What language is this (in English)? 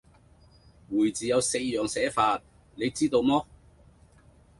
Cantonese